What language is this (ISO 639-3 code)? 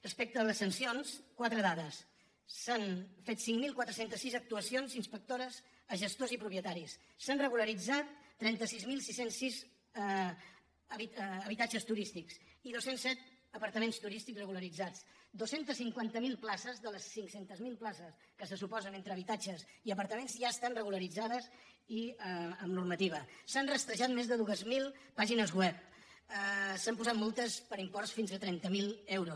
cat